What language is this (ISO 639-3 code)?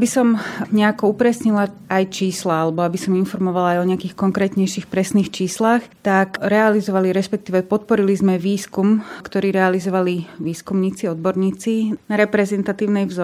slk